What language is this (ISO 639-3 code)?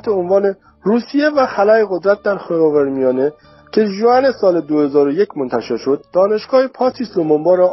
fas